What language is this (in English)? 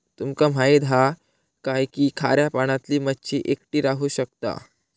Marathi